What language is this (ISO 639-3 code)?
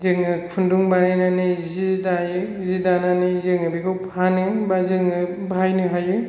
brx